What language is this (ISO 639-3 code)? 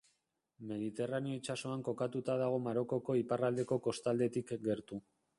eus